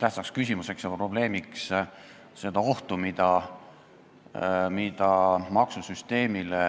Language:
Estonian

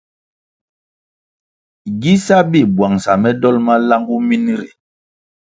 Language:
Kwasio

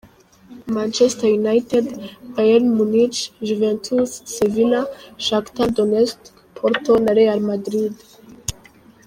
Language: Kinyarwanda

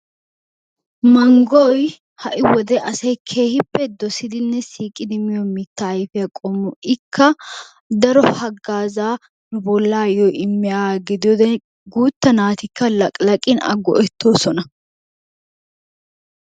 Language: Wolaytta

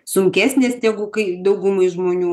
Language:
Lithuanian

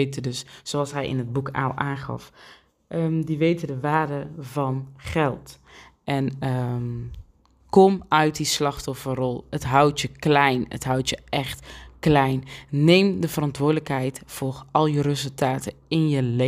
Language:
Dutch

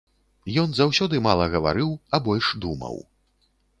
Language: Belarusian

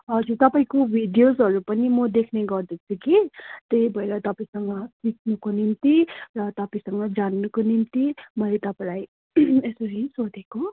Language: Nepali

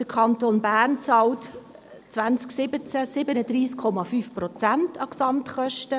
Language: Swiss German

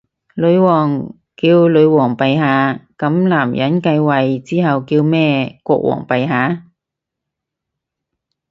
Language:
Cantonese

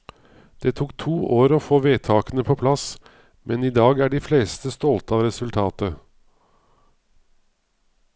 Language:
Norwegian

